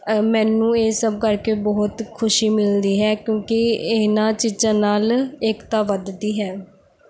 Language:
Punjabi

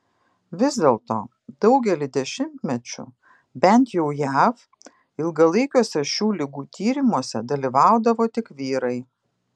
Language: Lithuanian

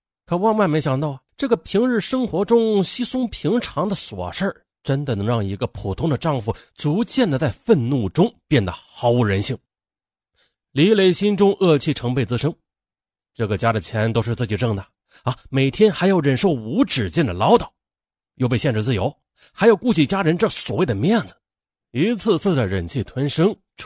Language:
Chinese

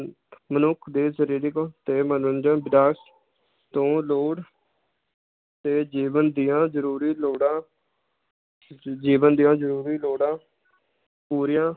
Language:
Punjabi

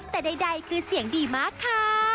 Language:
Thai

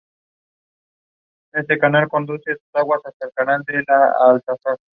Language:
Spanish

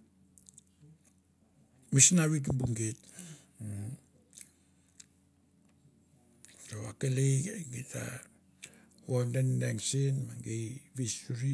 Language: Mandara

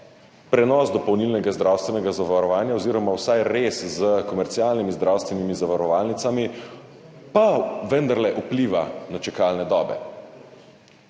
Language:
Slovenian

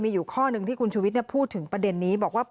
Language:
Thai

